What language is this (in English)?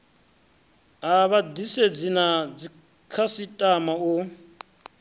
Venda